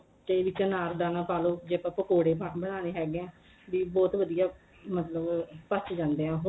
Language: Punjabi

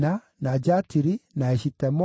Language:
Kikuyu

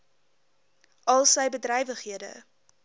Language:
Afrikaans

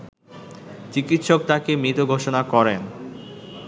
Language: Bangla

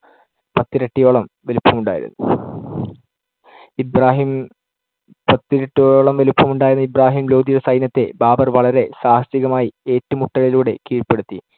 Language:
Malayalam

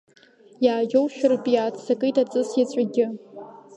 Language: Abkhazian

